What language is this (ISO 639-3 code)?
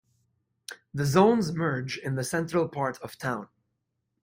eng